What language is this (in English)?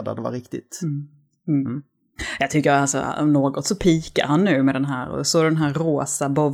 Swedish